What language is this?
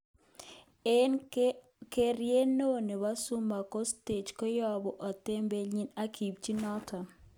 Kalenjin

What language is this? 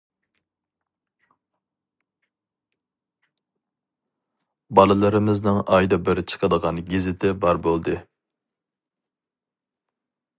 Uyghur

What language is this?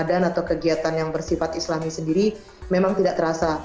Indonesian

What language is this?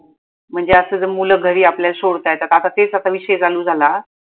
Marathi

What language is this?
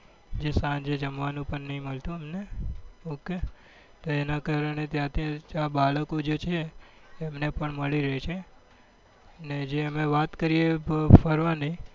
Gujarati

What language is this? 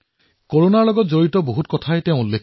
Assamese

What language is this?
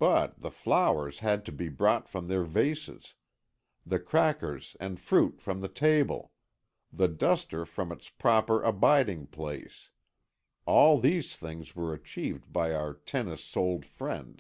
English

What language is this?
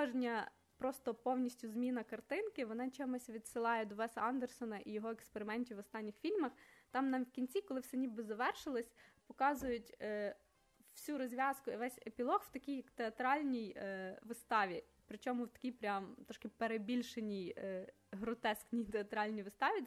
Ukrainian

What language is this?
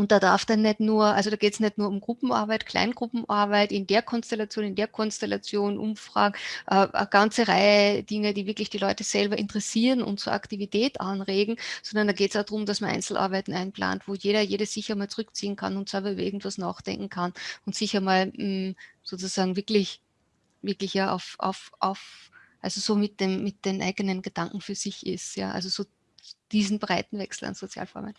German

